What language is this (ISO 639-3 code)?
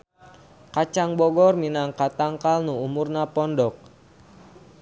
sun